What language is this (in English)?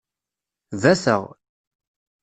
Kabyle